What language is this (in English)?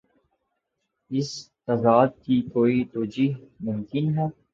Urdu